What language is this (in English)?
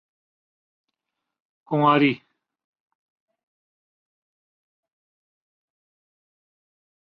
Urdu